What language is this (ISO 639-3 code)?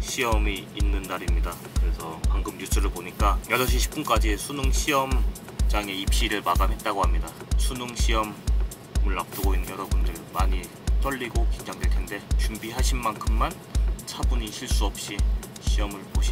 kor